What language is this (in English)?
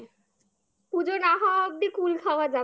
Bangla